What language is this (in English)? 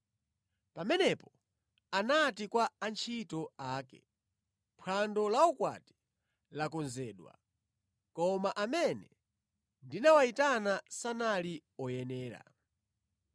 Nyanja